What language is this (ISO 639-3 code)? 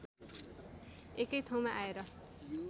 nep